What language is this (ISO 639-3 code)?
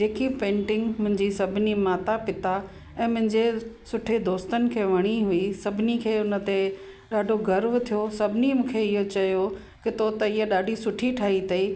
snd